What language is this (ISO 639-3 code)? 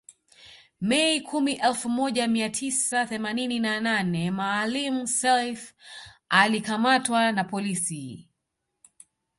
swa